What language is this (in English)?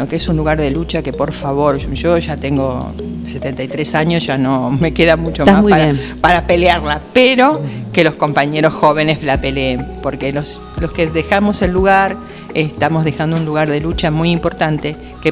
Spanish